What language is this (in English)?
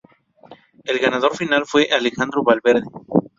Spanish